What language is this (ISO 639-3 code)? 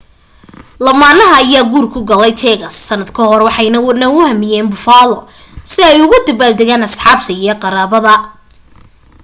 som